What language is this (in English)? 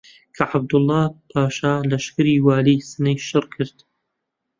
Central Kurdish